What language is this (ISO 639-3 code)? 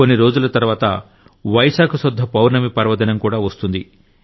tel